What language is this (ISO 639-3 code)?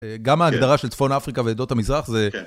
heb